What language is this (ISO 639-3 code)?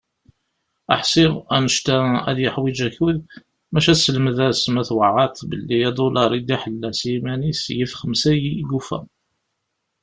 kab